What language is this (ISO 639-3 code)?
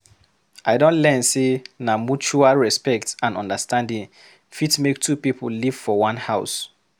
pcm